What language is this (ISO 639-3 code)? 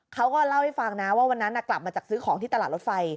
tha